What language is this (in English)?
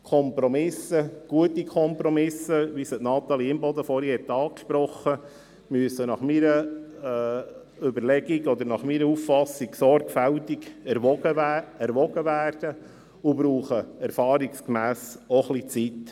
Swiss German